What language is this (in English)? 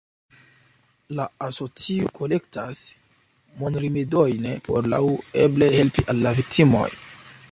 Esperanto